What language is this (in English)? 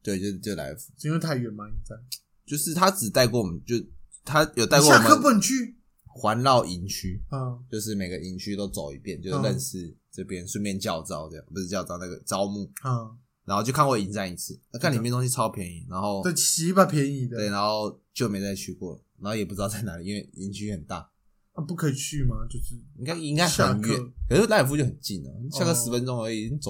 Chinese